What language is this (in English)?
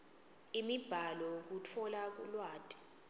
Swati